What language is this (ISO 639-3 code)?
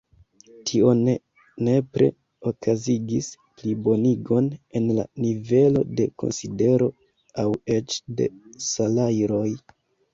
epo